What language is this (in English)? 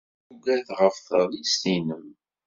Kabyle